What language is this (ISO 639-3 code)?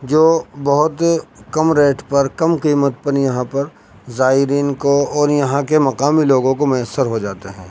urd